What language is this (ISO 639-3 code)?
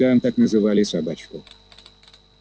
rus